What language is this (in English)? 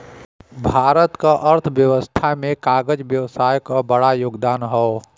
Bhojpuri